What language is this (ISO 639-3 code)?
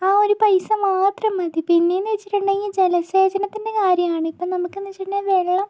mal